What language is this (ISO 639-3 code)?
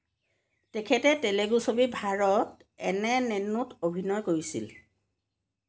asm